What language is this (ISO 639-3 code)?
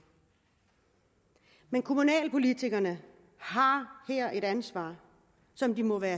dan